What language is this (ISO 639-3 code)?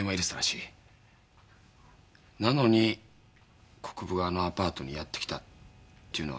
jpn